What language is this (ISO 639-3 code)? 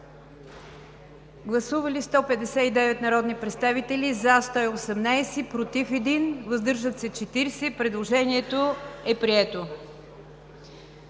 bul